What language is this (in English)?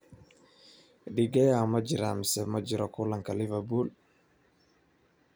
Somali